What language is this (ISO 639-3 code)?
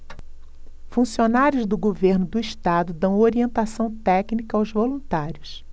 por